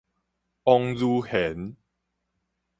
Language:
Min Nan Chinese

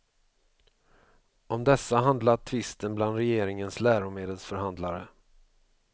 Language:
Swedish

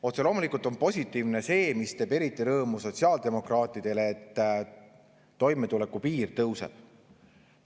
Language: Estonian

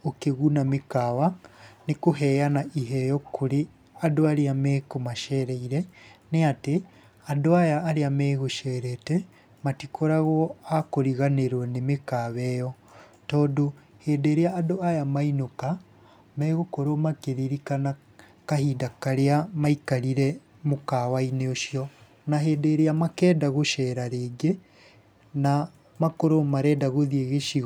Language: Kikuyu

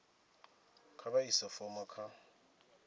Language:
Venda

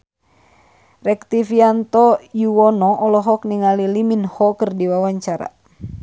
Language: Sundanese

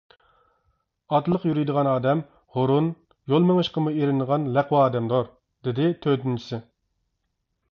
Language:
Uyghur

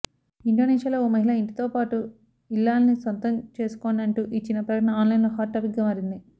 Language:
Telugu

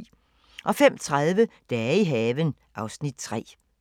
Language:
Danish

